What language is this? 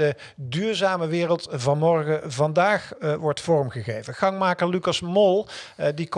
Dutch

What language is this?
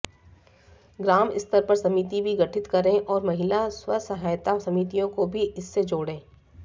Hindi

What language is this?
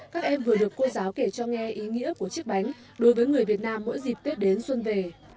Vietnamese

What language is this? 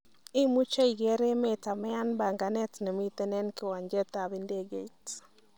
Kalenjin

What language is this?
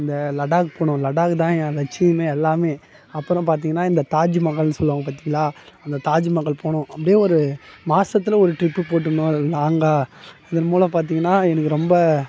Tamil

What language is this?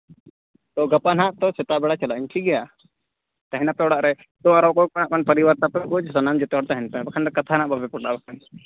Santali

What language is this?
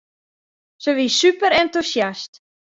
Western Frisian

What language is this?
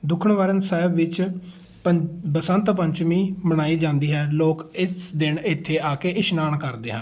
Punjabi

